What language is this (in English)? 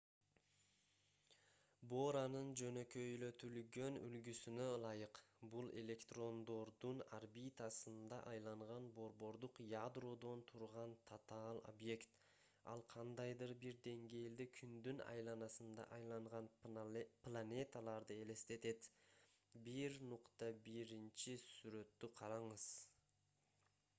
Kyrgyz